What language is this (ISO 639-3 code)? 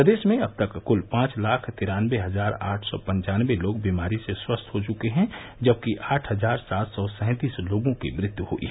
hin